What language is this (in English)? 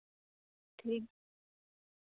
Santali